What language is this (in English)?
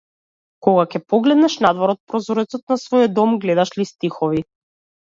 Macedonian